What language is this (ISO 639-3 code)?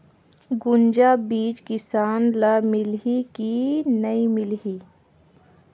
hne